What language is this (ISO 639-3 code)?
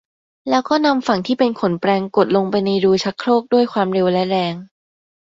tha